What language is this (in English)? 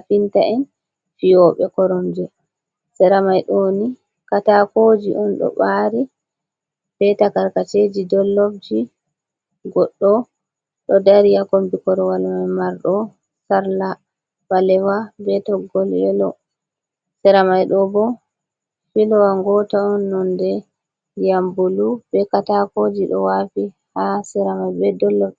Fula